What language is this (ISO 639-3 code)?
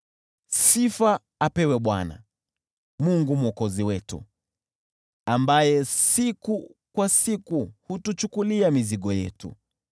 swa